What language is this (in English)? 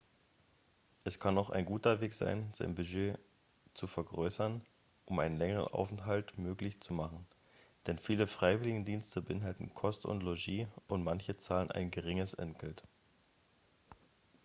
German